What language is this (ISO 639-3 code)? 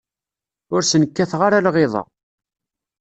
kab